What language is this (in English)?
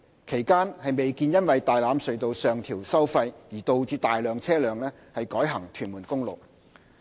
Cantonese